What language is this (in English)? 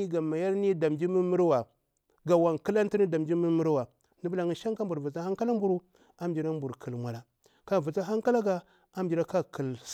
Bura-Pabir